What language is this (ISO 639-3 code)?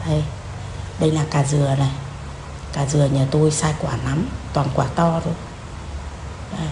vie